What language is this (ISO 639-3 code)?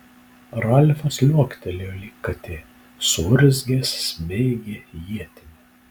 lit